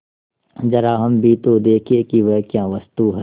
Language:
Hindi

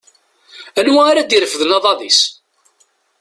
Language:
Kabyle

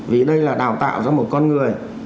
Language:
Vietnamese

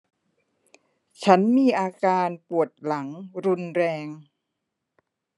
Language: Thai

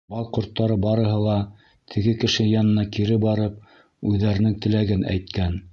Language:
Bashkir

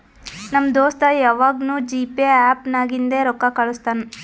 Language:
Kannada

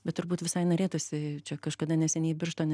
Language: Lithuanian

